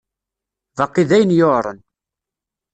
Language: Kabyle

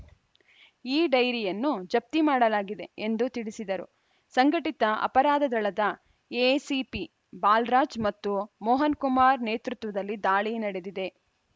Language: Kannada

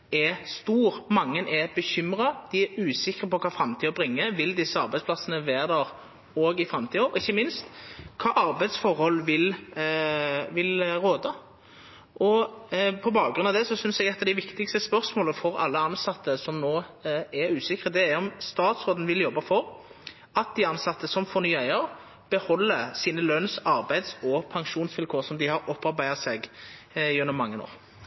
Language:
Norwegian Nynorsk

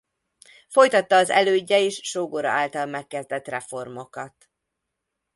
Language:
Hungarian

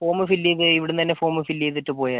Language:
Malayalam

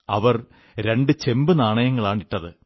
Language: Malayalam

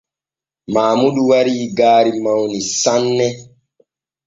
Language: Borgu Fulfulde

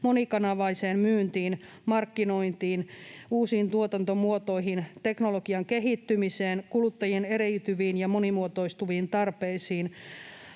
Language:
Finnish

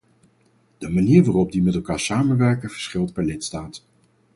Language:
Dutch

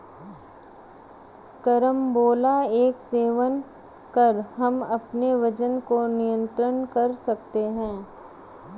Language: Hindi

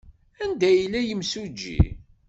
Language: Kabyle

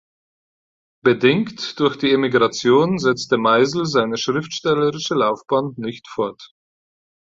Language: German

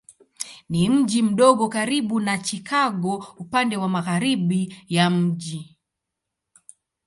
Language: Swahili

